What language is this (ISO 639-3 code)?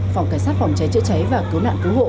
vie